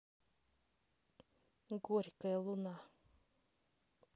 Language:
Russian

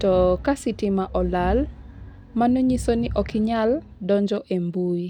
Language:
Luo (Kenya and Tanzania)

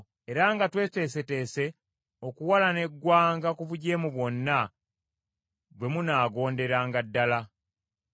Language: Ganda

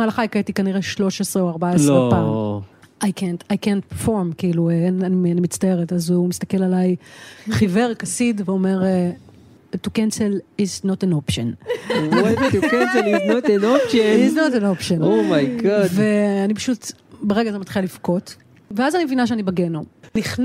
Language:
Hebrew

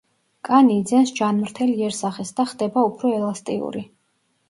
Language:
Georgian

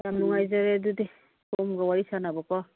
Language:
Manipuri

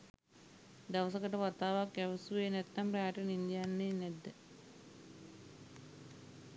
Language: Sinhala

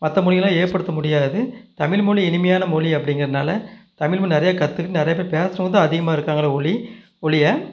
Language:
Tamil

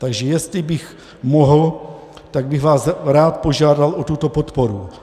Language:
Czech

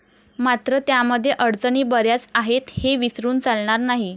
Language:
Marathi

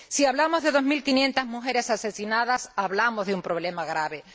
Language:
Spanish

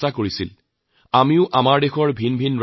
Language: Assamese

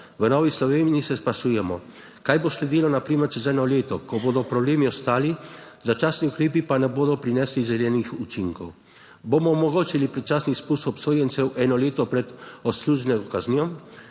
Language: Slovenian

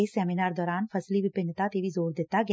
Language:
Punjabi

